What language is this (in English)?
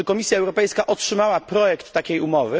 Polish